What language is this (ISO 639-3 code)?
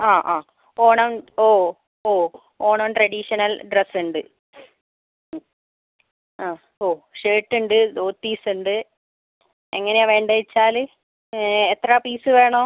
mal